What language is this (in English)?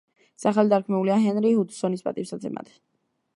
Georgian